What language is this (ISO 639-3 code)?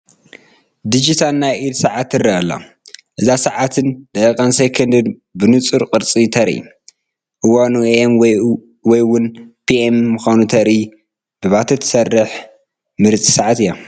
tir